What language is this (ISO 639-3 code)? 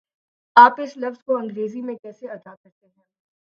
urd